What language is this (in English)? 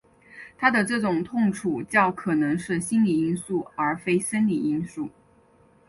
Chinese